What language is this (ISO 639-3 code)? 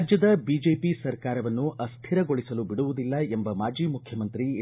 kan